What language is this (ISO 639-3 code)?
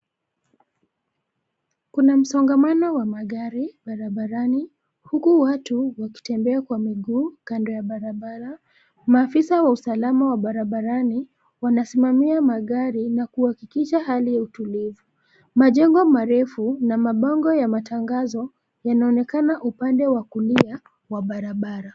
swa